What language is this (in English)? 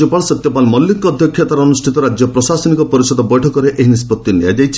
Odia